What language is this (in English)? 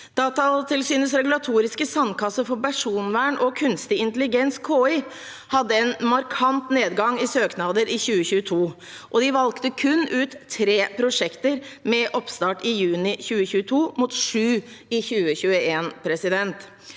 Norwegian